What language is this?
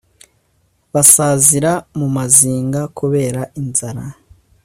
Kinyarwanda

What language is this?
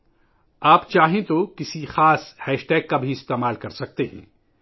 Urdu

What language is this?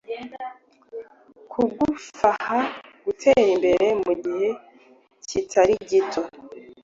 Kinyarwanda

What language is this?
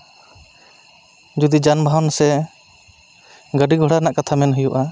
Santali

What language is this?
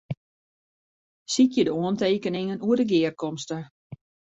Western Frisian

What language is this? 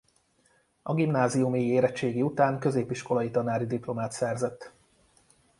Hungarian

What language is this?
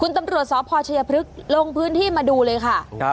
Thai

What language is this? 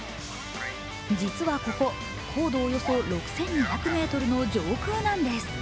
Japanese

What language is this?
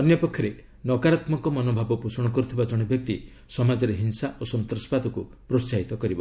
Odia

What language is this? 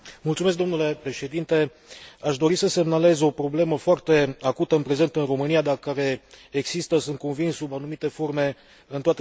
Romanian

